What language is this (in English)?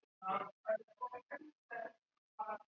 Punjabi